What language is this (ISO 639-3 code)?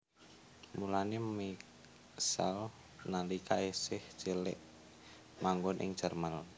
jav